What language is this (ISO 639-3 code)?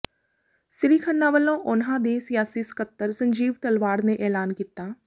pan